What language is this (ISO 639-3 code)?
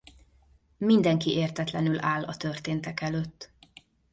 hun